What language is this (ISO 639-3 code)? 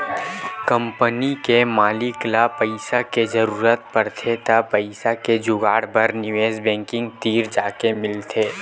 hne